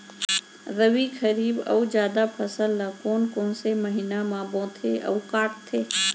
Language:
Chhattisgarhi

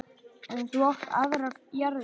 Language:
Icelandic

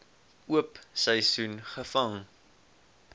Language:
Afrikaans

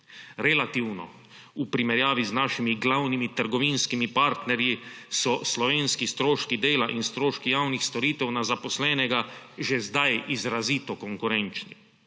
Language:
Slovenian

